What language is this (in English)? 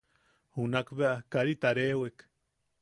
Yaqui